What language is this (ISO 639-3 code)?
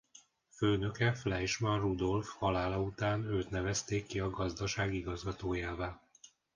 hun